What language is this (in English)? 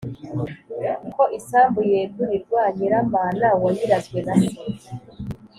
Kinyarwanda